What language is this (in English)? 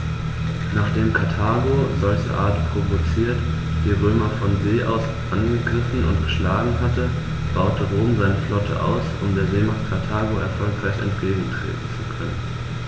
German